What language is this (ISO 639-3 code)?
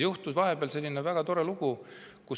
est